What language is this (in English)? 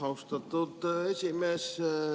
Estonian